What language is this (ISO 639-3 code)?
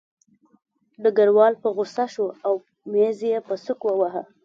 pus